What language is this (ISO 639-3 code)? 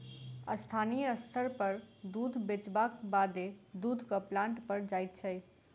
mai